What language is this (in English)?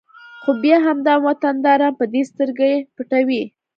Pashto